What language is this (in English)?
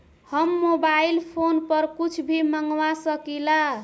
Bhojpuri